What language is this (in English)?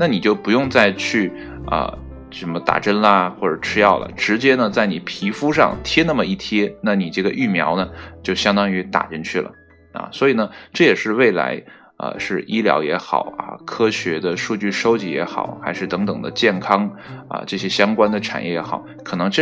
Chinese